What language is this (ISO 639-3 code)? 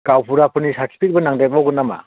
brx